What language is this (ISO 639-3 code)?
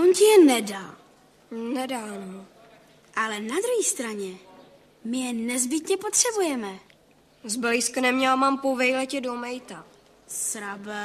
ces